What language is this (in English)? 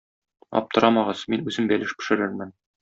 Tatar